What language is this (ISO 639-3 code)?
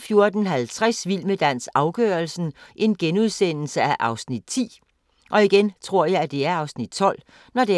dan